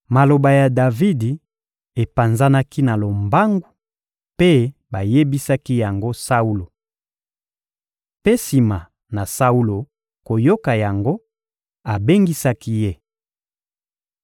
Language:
Lingala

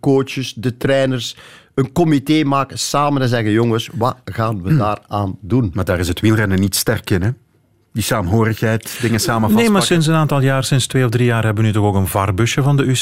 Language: Dutch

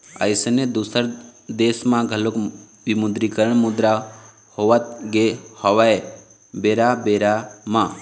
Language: Chhattisgarhi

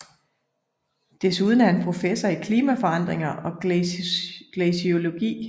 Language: Danish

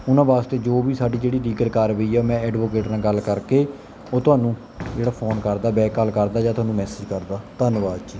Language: Punjabi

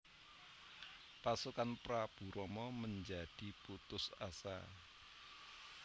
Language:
Javanese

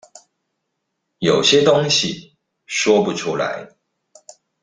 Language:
Chinese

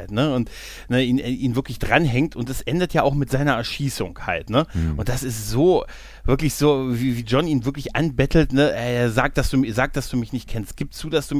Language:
German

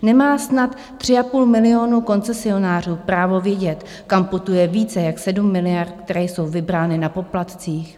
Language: Czech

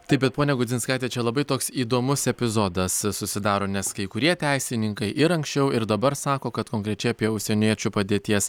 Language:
Lithuanian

